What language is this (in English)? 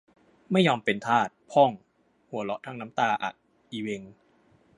Thai